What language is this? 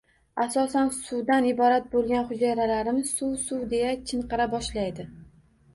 Uzbek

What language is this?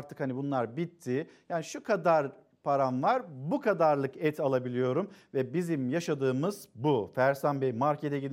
Turkish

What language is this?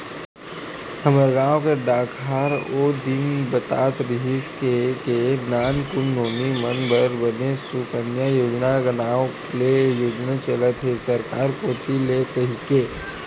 Chhattisgarhi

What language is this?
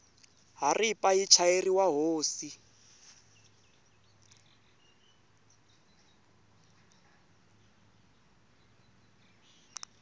Tsonga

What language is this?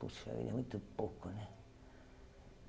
Portuguese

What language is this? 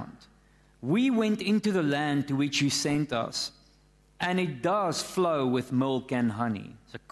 Dutch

